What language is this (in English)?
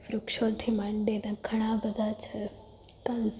Gujarati